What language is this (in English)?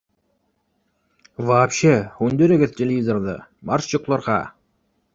Bashkir